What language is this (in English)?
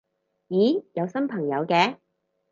Cantonese